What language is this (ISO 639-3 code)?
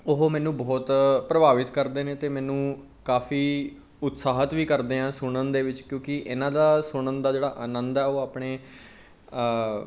pan